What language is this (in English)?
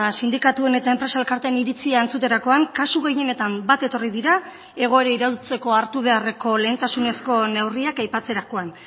Basque